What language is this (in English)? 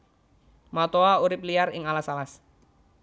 Javanese